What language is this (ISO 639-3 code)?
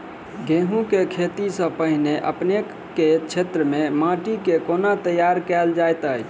mai